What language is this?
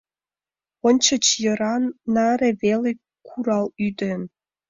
Mari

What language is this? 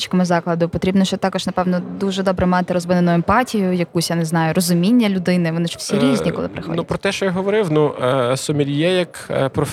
Ukrainian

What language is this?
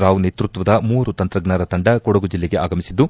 Kannada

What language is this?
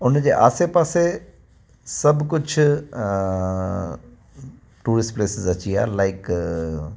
Sindhi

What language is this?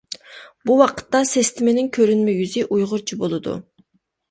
Uyghur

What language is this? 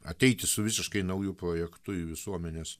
Lithuanian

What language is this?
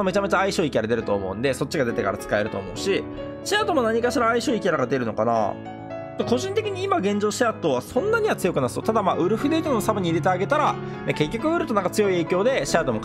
Japanese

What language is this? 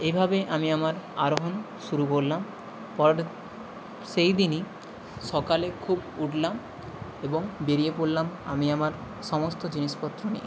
Bangla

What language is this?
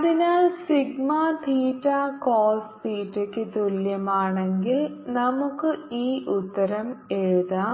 Malayalam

